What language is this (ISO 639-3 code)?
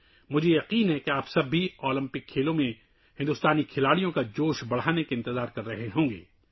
urd